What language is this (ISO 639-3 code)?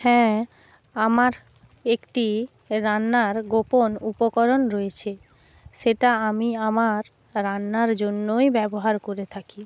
ben